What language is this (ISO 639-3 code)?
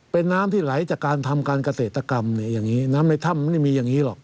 tha